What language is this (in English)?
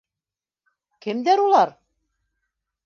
Bashkir